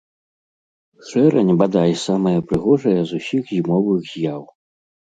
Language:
Belarusian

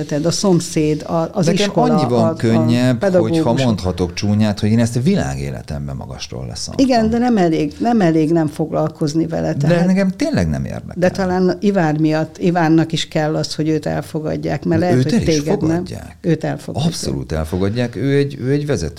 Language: Hungarian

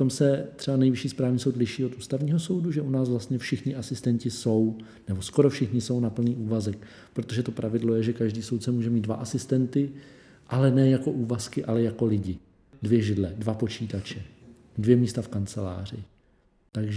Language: Czech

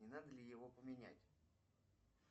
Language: Russian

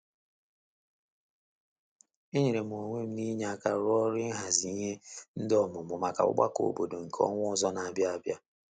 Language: Igbo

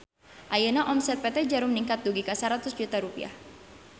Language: Sundanese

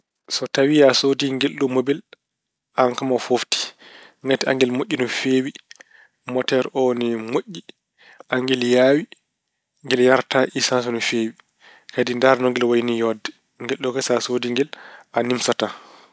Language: Fula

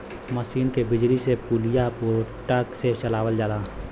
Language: Bhojpuri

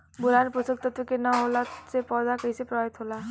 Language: Bhojpuri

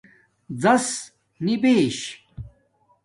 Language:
Domaaki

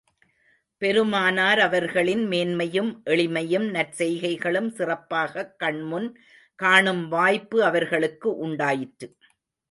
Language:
Tamil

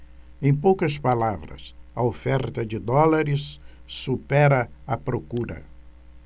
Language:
Portuguese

